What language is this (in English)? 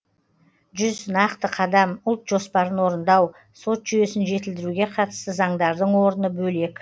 Kazakh